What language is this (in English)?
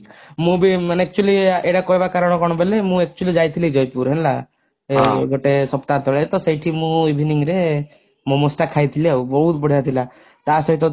Odia